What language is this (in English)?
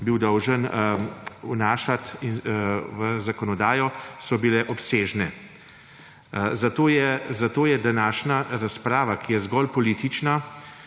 Slovenian